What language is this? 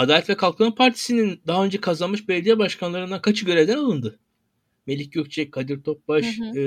Turkish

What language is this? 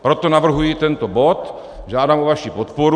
Czech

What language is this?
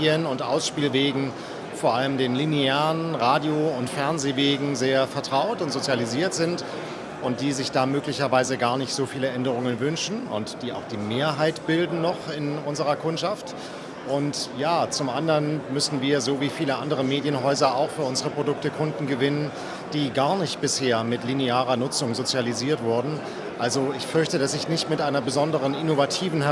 German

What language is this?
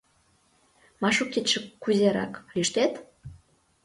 Mari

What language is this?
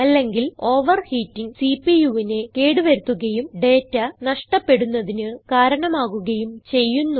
Malayalam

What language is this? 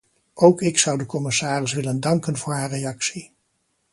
Dutch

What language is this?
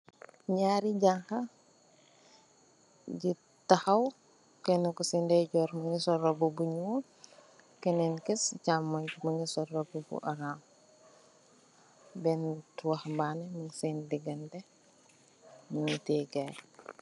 Wolof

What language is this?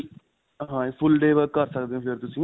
Punjabi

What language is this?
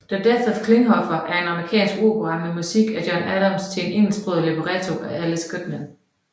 Danish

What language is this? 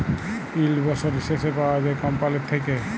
Bangla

